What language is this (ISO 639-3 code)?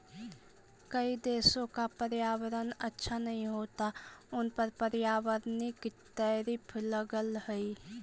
mag